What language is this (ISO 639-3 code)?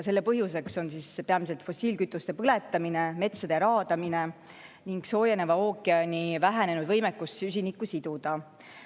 est